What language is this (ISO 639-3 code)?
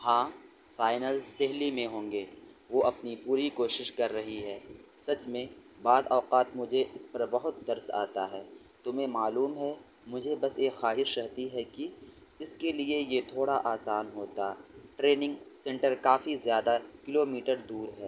urd